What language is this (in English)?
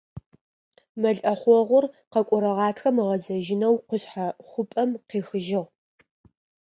Adyghe